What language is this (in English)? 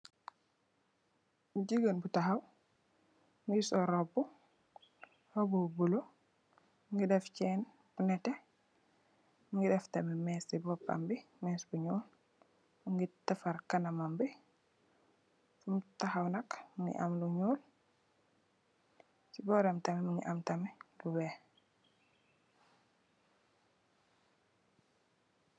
Wolof